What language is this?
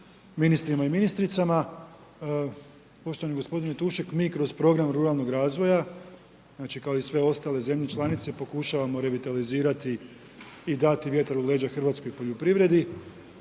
Croatian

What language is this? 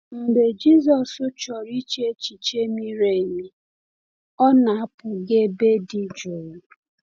Igbo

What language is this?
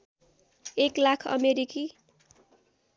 Nepali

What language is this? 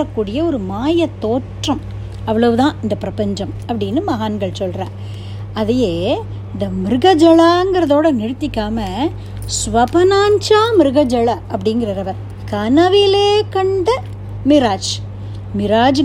Tamil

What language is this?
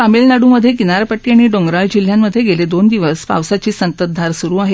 Marathi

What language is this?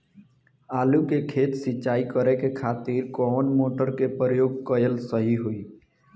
Bhojpuri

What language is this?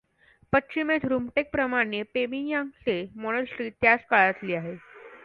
Marathi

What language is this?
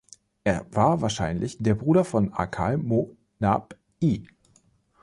German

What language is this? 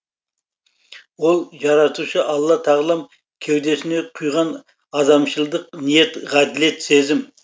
Kazakh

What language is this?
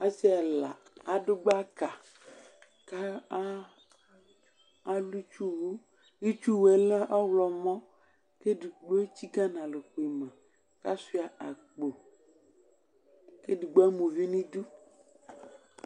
Ikposo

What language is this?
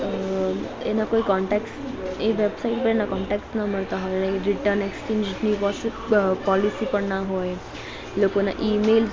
Gujarati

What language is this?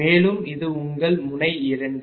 Tamil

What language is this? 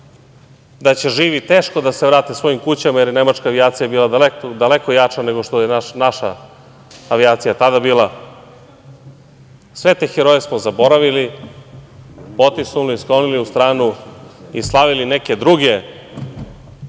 Serbian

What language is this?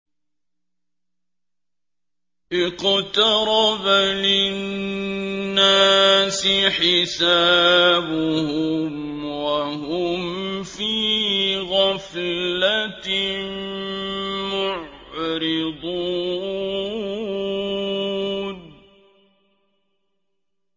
Arabic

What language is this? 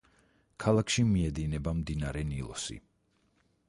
Georgian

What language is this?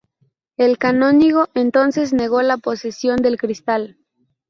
Spanish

